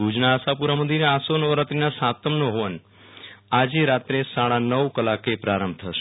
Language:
Gujarati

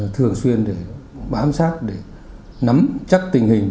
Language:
Vietnamese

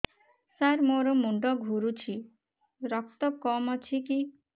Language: Odia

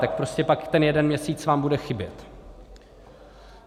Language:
Czech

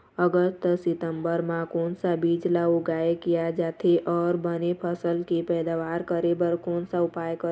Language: Chhattisgarhi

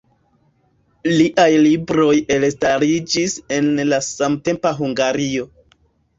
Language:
Esperanto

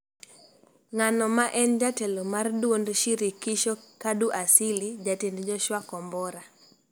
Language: Luo (Kenya and Tanzania)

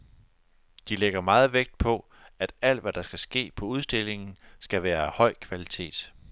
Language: Danish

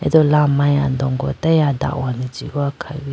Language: Idu-Mishmi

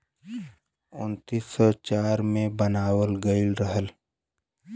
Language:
Bhojpuri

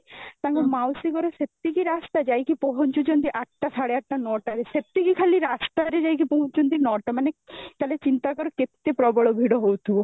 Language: Odia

